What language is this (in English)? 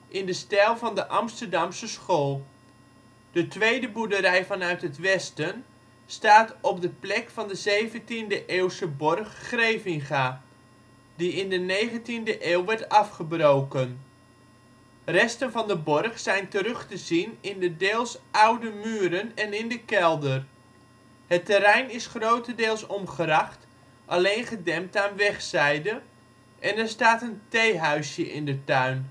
Dutch